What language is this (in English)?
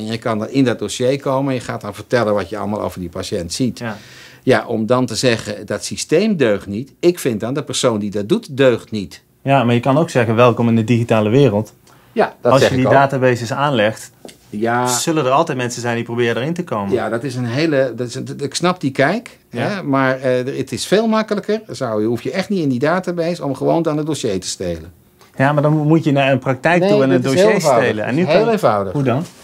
Dutch